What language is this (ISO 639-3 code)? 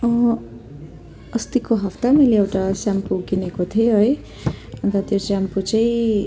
nep